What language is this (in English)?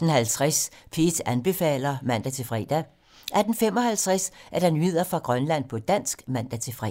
Danish